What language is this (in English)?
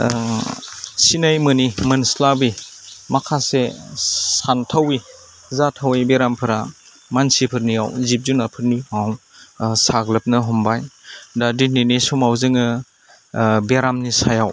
Bodo